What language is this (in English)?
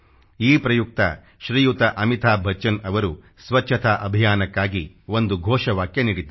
Kannada